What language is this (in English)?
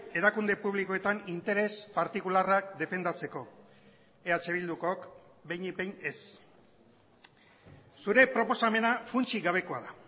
Basque